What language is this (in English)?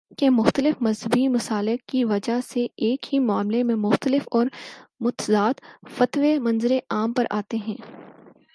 Urdu